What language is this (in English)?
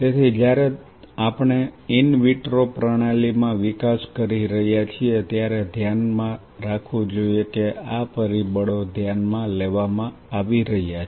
Gujarati